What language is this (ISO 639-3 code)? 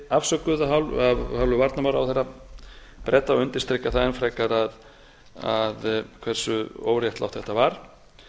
isl